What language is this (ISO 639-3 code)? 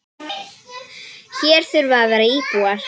isl